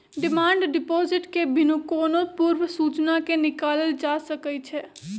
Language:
Magahi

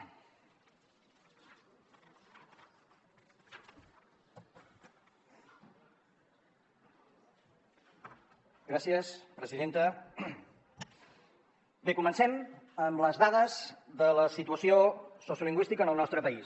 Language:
Catalan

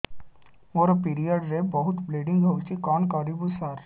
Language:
Odia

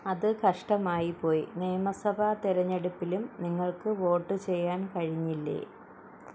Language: Malayalam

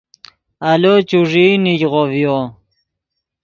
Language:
Yidgha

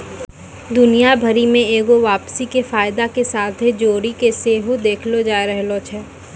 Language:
Maithili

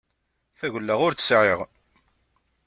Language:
Kabyle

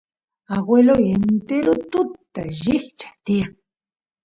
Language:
Santiago del Estero Quichua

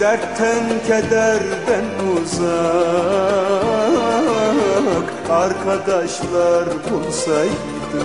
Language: Turkish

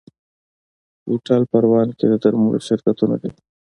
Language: Pashto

